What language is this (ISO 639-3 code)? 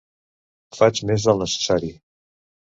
cat